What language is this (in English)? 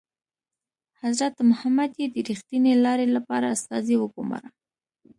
Pashto